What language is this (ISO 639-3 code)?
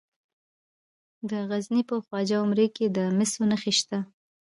pus